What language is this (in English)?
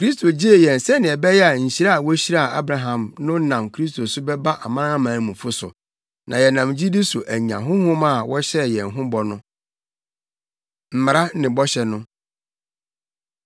Akan